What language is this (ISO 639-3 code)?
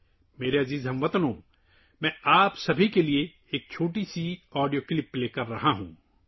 urd